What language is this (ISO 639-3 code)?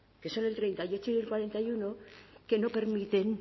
spa